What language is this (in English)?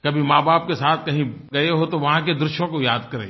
Hindi